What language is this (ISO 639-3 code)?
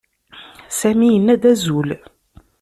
kab